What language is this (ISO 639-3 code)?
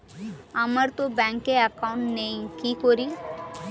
ben